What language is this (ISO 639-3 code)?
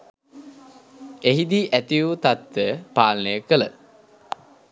sin